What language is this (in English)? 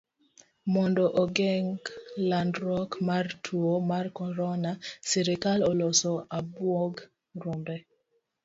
Luo (Kenya and Tanzania)